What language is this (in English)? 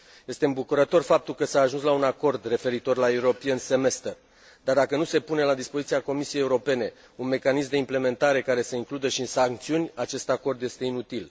Romanian